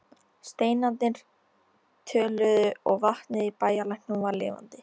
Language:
Icelandic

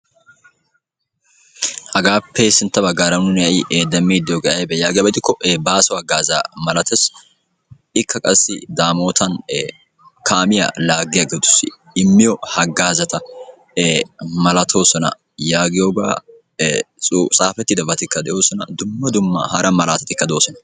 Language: Wolaytta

